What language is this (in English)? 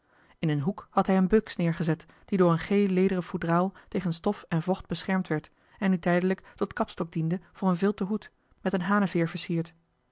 Dutch